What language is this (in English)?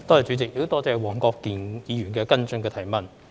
Cantonese